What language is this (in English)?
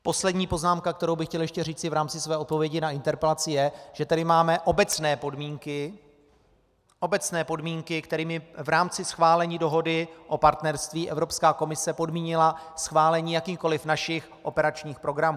Czech